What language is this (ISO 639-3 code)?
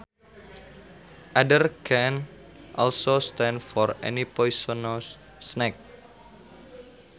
sun